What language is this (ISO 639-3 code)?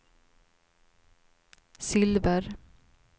swe